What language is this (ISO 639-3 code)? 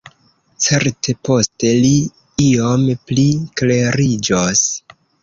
epo